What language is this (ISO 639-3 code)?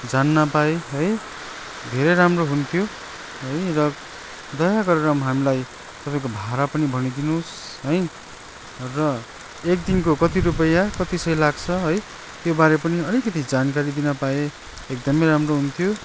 nep